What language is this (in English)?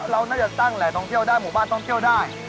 Thai